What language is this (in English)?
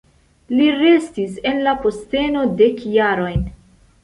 Esperanto